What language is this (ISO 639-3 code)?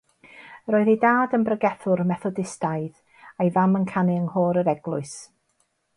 cym